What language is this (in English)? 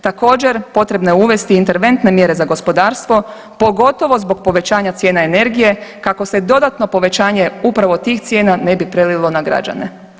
Croatian